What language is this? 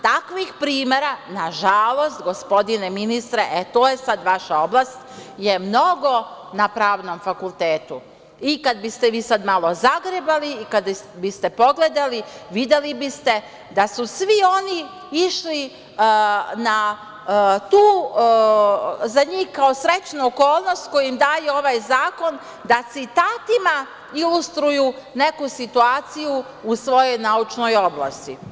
Serbian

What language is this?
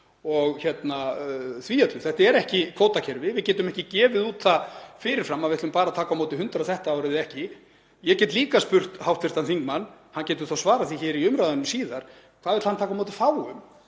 Icelandic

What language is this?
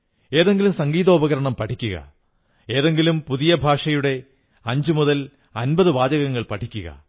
Malayalam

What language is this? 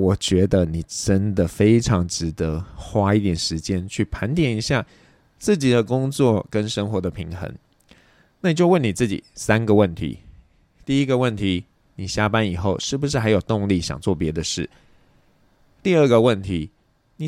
Chinese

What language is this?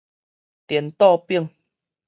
Min Nan Chinese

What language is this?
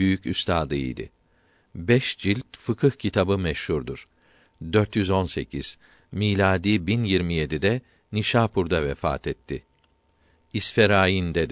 Turkish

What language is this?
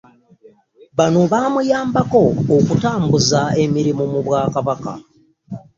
Ganda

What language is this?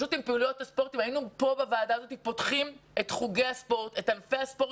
Hebrew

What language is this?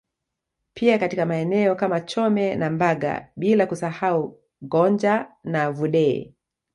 Swahili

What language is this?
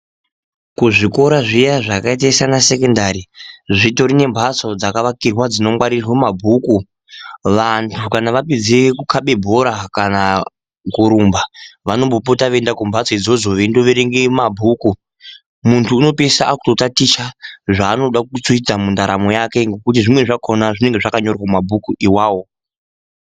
Ndau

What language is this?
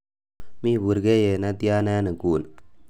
Kalenjin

